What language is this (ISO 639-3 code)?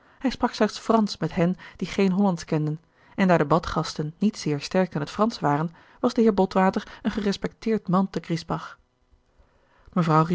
nld